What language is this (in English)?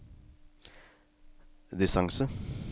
Norwegian